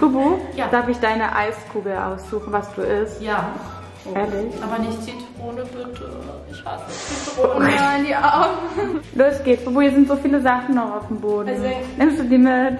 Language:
German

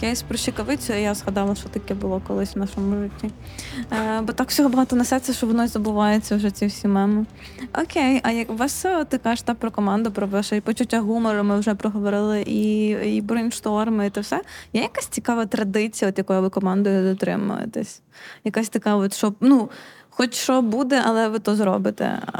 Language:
Ukrainian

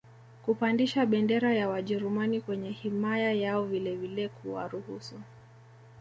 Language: Swahili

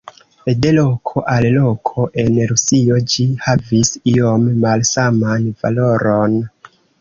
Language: Esperanto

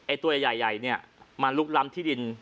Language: Thai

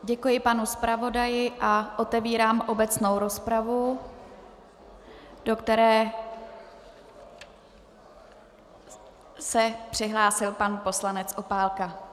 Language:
Czech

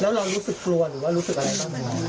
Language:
Thai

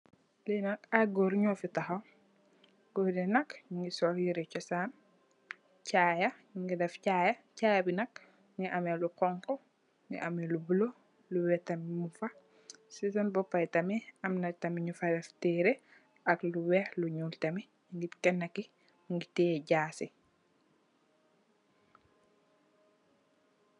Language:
Wolof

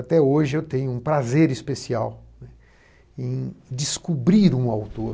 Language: Portuguese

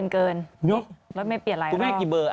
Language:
Thai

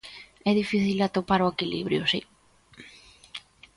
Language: Galician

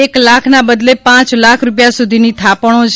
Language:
Gujarati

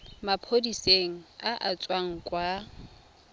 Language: Tswana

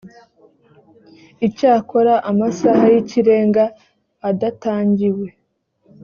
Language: Kinyarwanda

